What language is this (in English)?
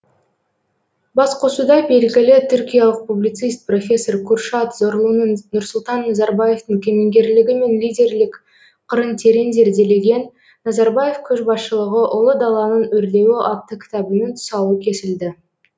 Kazakh